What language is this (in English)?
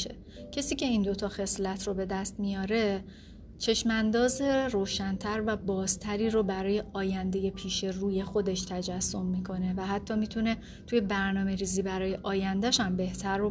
Persian